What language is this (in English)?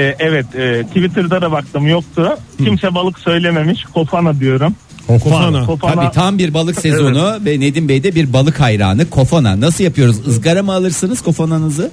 Turkish